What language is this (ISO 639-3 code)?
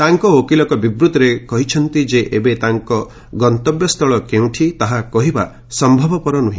ori